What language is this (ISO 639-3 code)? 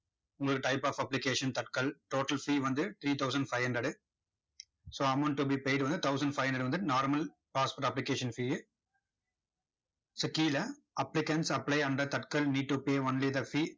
tam